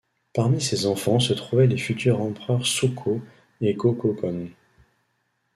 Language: French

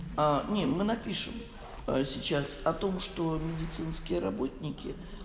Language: Russian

